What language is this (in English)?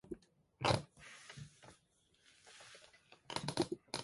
Korean